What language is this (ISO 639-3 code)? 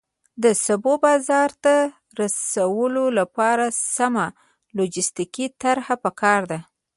pus